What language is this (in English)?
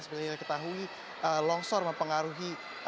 Indonesian